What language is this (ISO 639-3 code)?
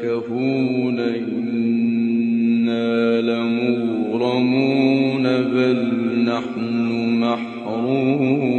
ara